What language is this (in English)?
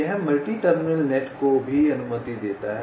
Hindi